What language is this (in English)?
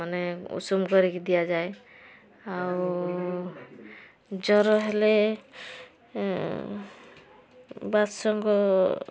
Odia